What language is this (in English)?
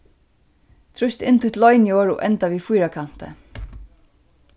Faroese